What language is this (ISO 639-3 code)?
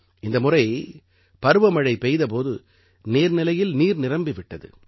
tam